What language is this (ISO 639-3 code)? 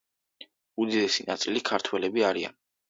kat